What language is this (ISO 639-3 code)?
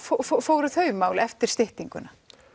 isl